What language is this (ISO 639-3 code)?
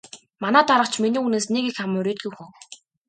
mon